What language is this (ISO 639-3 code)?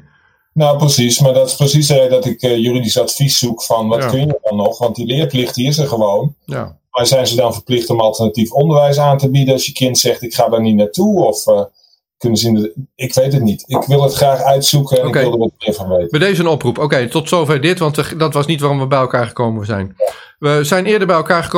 nld